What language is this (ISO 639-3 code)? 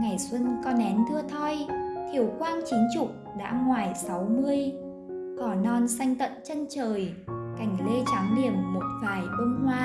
vie